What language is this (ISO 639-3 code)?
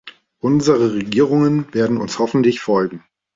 deu